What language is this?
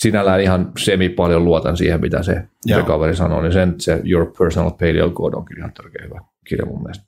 Finnish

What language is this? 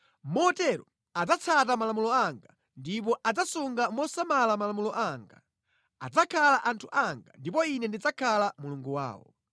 Nyanja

